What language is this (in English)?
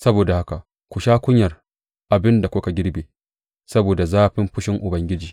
Hausa